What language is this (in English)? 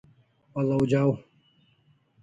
Kalasha